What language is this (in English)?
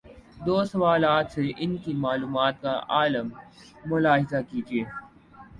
Urdu